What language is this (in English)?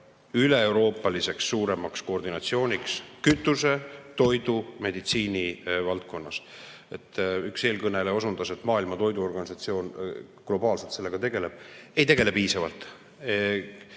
Estonian